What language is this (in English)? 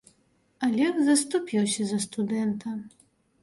Belarusian